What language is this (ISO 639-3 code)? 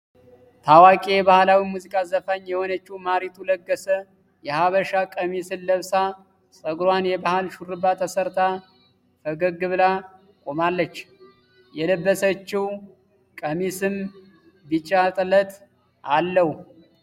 amh